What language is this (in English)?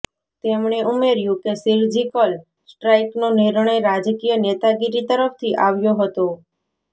Gujarati